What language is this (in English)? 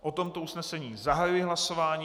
Czech